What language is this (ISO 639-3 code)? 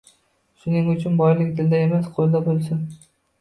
uzb